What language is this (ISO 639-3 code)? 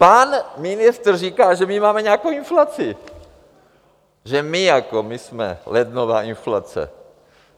ces